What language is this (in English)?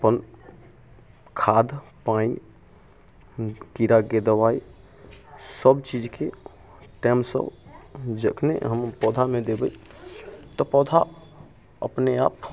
Maithili